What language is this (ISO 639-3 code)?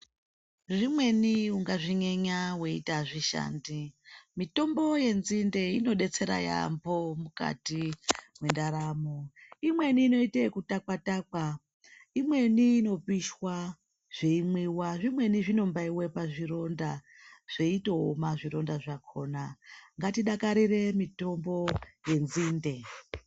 ndc